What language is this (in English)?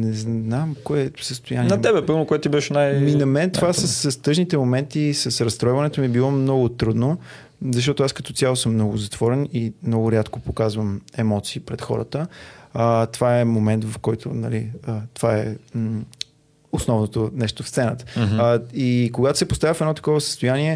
Bulgarian